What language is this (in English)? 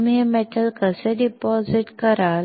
Marathi